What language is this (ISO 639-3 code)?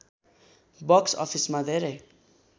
nep